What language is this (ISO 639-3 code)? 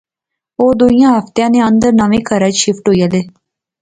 phr